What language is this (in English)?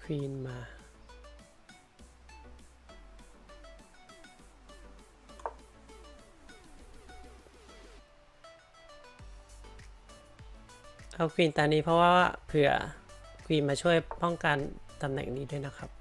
Thai